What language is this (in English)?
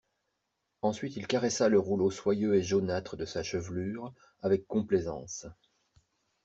French